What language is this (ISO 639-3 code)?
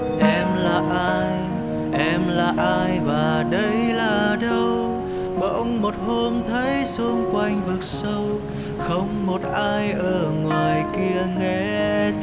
vie